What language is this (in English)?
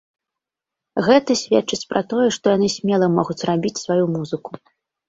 Belarusian